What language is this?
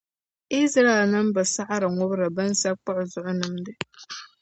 Dagbani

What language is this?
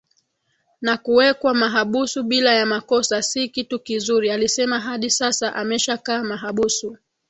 Swahili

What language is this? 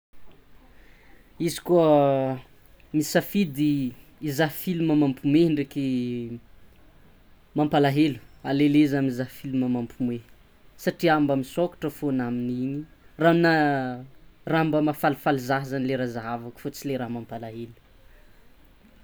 Tsimihety Malagasy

